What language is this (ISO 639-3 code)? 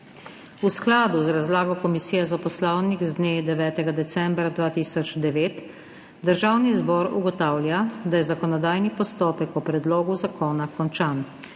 slv